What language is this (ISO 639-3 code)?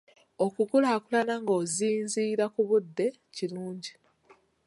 lug